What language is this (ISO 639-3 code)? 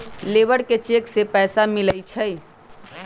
mag